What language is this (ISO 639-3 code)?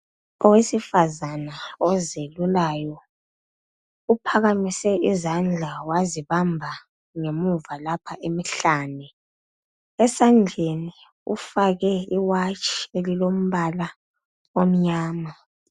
nde